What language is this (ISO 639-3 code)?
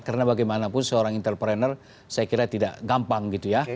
ind